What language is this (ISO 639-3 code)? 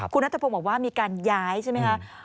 tha